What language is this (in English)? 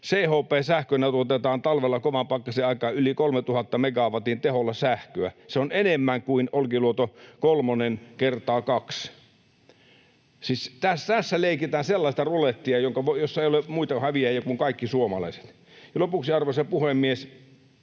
Finnish